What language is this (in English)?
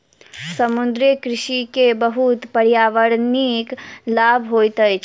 Maithili